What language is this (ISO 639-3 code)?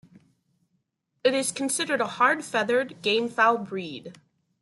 eng